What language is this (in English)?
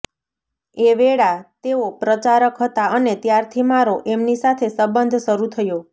Gujarati